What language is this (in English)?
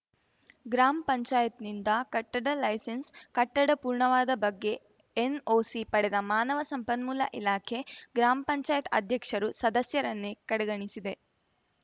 Kannada